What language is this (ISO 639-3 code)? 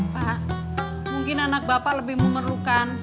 ind